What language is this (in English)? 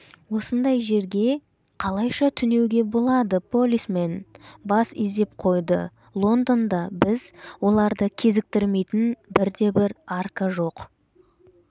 Kazakh